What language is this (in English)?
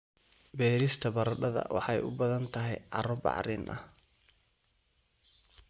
Somali